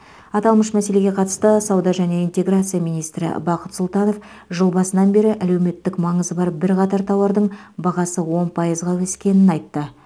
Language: Kazakh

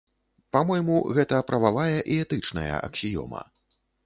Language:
Belarusian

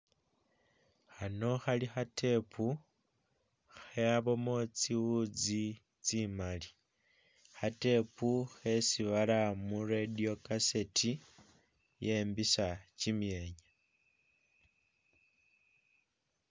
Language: Masaaba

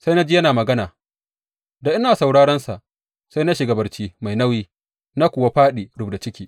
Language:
Hausa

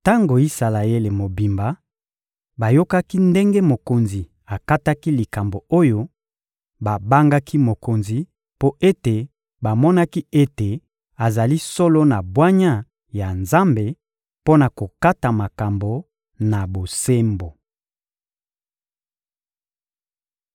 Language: Lingala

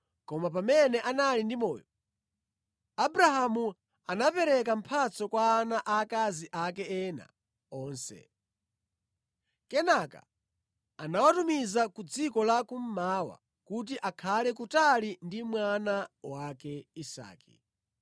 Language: Nyanja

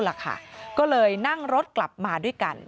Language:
Thai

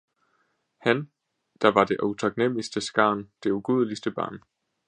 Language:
Danish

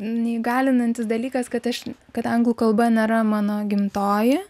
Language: Lithuanian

